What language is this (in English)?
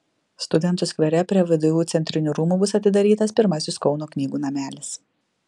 Lithuanian